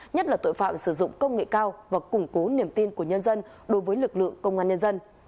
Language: Vietnamese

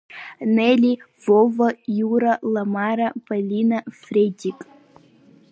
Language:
Abkhazian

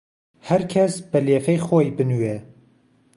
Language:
Central Kurdish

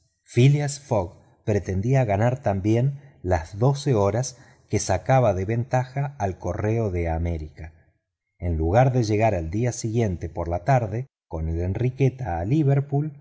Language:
Spanish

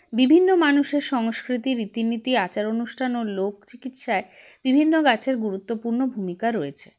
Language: Bangla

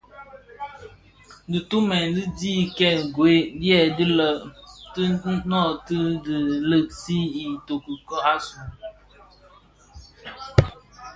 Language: Bafia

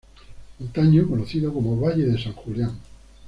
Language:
Spanish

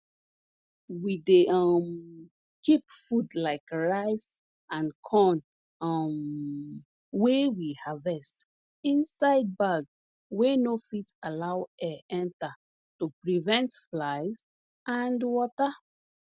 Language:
Nigerian Pidgin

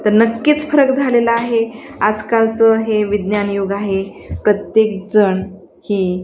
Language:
Marathi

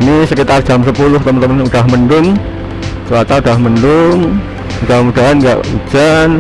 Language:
Indonesian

